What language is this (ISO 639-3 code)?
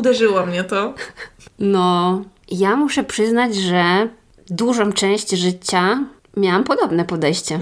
pol